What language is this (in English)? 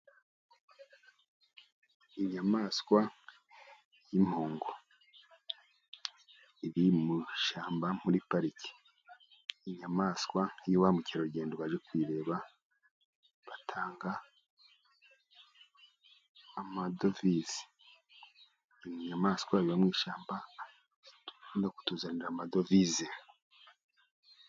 Kinyarwanda